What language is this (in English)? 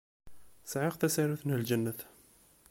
Kabyle